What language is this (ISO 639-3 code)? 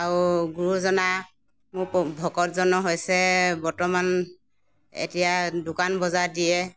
asm